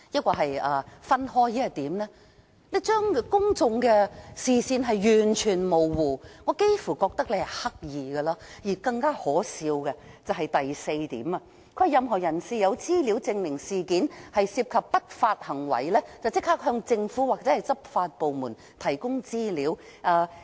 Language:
Cantonese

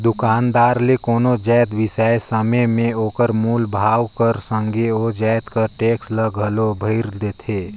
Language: Chhattisgarhi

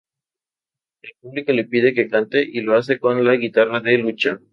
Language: Spanish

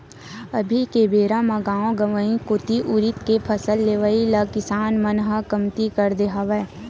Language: Chhattisgarhi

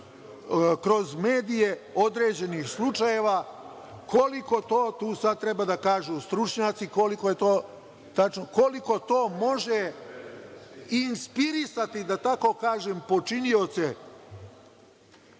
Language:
Serbian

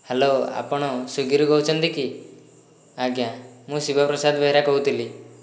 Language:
Odia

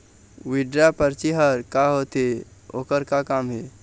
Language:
Chhattisgarhi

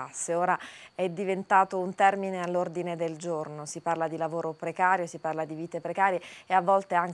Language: Italian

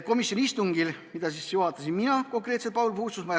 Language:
Estonian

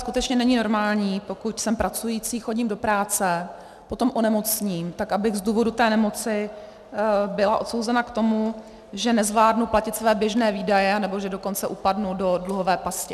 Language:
Czech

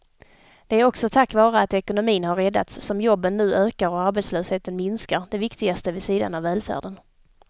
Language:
Swedish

